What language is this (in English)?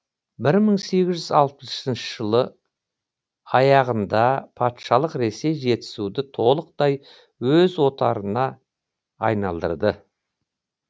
Kazakh